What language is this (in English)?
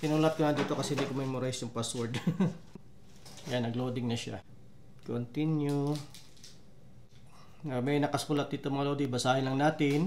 Filipino